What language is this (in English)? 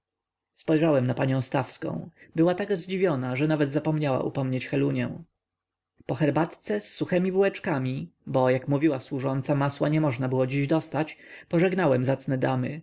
Polish